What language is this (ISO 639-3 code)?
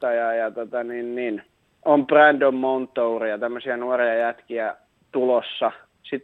fin